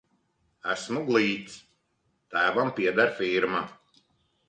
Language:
Latvian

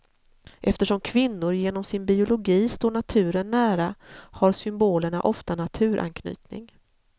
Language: Swedish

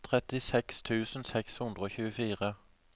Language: Norwegian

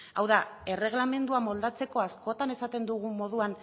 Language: Basque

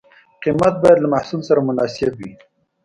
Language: Pashto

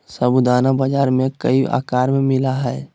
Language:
Magahi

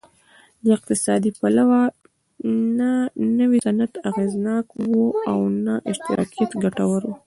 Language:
Pashto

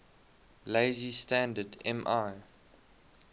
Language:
English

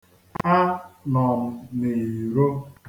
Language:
Igbo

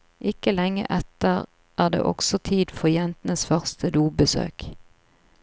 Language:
Norwegian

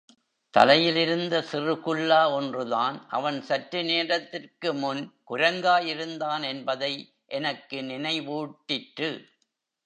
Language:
Tamil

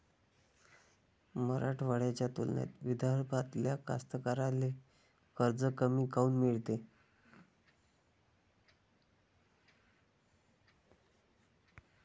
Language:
Marathi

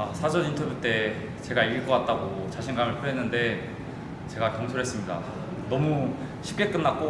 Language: Korean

